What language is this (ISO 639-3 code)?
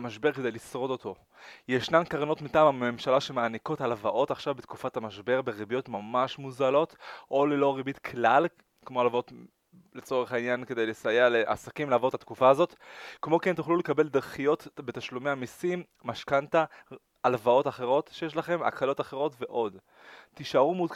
heb